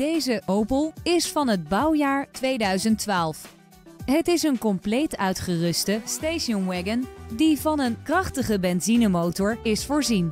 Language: Dutch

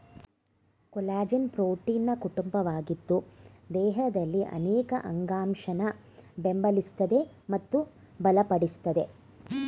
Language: Kannada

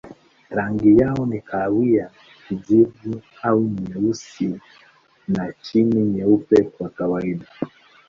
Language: Swahili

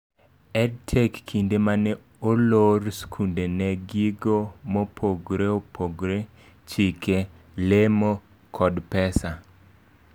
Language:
Luo (Kenya and Tanzania)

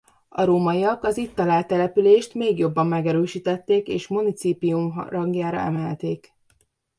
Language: Hungarian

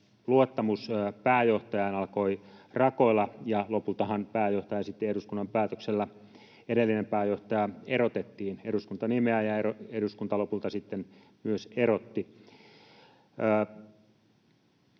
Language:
Finnish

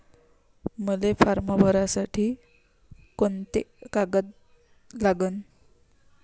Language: Marathi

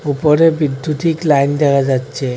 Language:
Bangla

